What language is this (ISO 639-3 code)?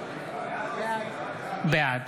heb